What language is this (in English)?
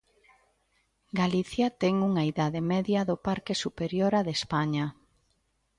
Galician